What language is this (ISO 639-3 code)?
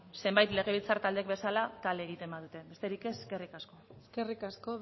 eus